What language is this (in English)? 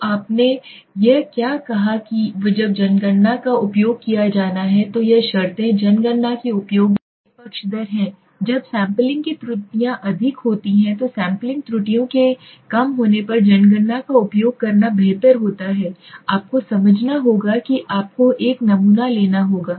Hindi